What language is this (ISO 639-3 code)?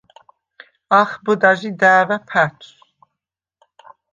sva